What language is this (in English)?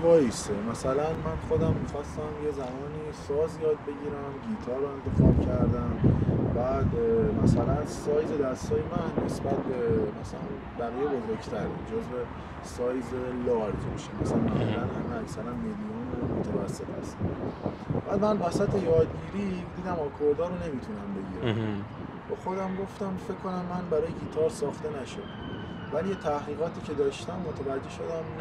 Persian